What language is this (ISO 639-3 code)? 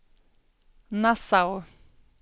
swe